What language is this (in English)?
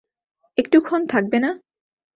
Bangla